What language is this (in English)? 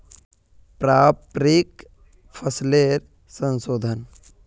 Magahi